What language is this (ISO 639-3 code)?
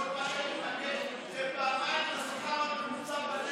heb